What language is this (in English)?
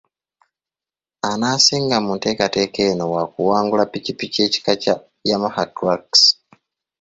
Ganda